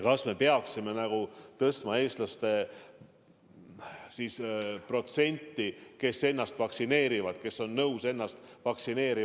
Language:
Estonian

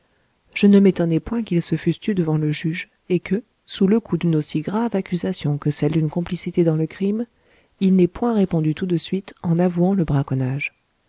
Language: French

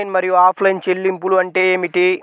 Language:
Telugu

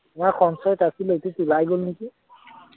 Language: Assamese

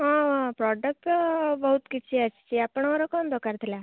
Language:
Odia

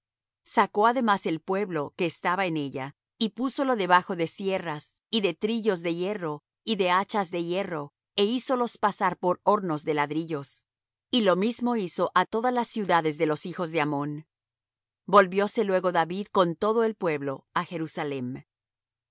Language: Spanish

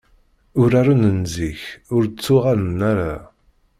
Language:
Kabyle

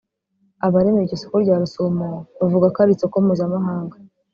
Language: Kinyarwanda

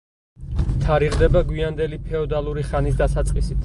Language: Georgian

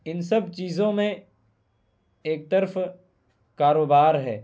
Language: Urdu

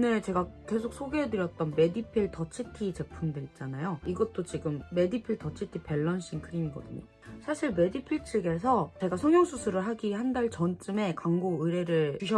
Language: Korean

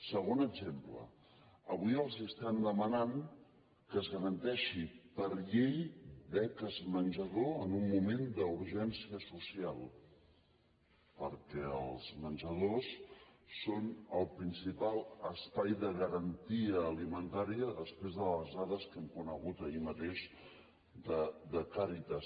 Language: Catalan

